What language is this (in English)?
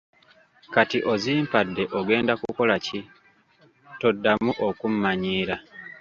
Ganda